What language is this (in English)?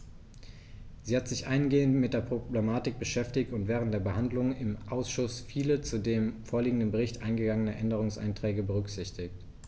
German